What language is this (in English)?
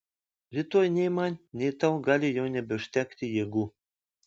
Lithuanian